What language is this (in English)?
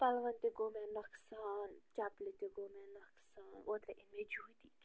Kashmiri